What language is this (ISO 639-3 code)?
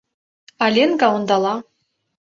chm